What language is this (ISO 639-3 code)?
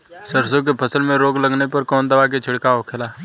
bho